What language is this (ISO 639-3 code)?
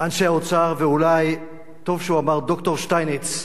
heb